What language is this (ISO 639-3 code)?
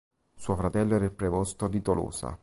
ita